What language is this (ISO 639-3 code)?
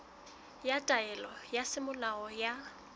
sot